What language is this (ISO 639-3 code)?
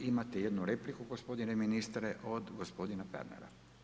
hrv